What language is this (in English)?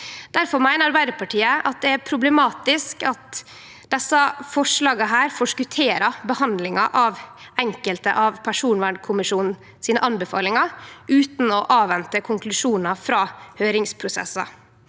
Norwegian